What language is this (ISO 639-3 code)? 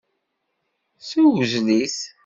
kab